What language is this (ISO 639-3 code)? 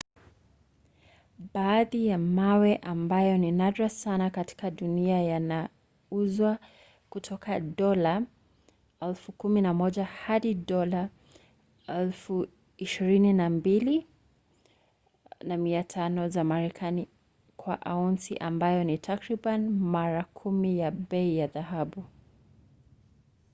swa